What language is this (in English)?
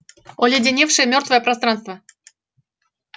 Russian